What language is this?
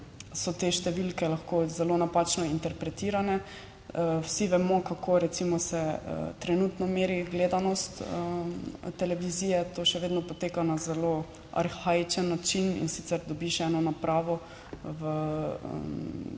Slovenian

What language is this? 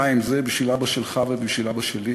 Hebrew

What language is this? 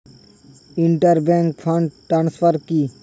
Bangla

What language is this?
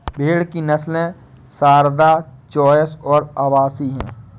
Hindi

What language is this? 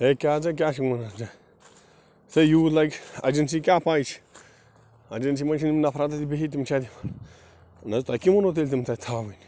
Kashmiri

